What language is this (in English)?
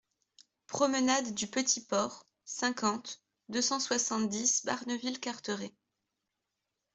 French